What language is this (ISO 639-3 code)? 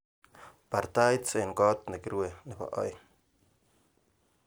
kln